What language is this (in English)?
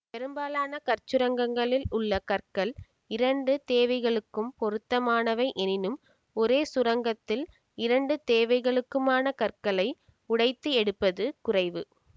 Tamil